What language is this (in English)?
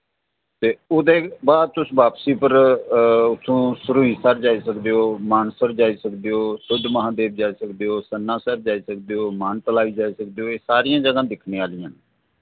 Dogri